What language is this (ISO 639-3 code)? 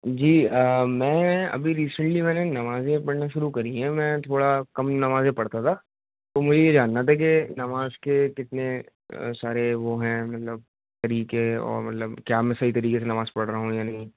urd